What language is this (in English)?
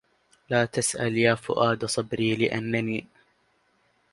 Arabic